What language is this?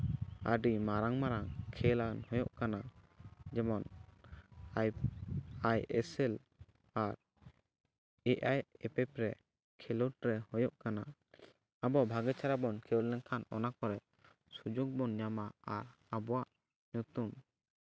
Santali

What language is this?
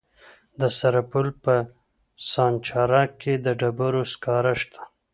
Pashto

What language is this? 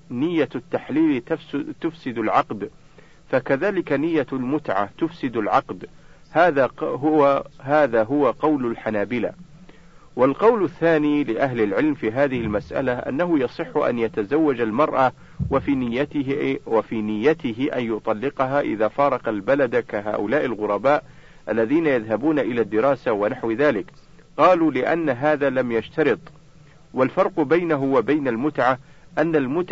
Arabic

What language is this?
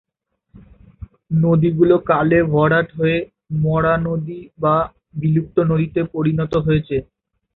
Bangla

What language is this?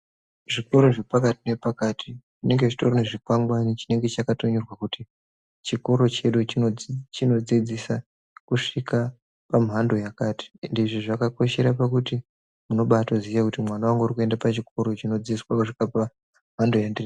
Ndau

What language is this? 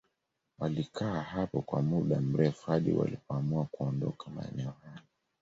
Swahili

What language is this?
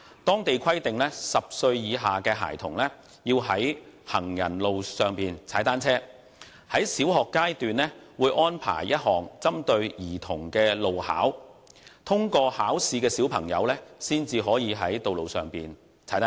Cantonese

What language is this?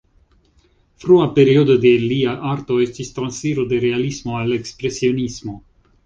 Esperanto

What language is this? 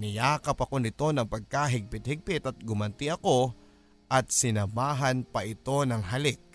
Filipino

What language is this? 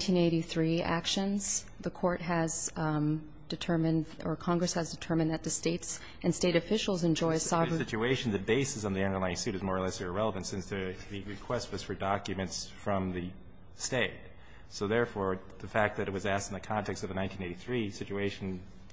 English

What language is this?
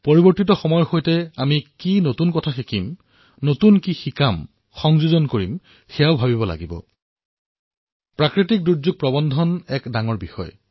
Assamese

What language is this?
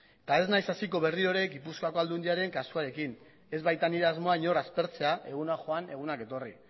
Basque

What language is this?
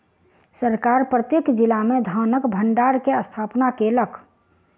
Maithili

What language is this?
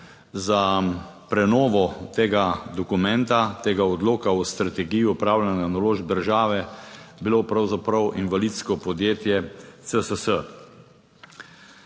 Slovenian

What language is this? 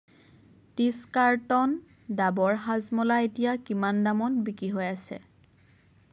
Assamese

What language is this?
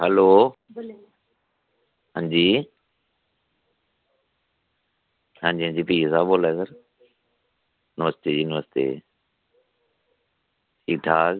Dogri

